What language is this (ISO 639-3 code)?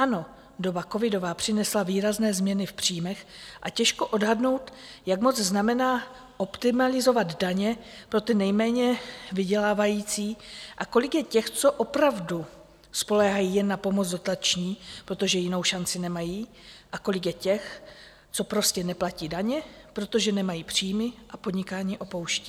ces